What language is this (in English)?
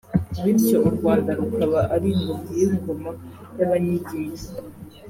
Kinyarwanda